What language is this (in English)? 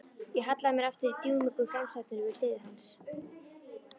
Icelandic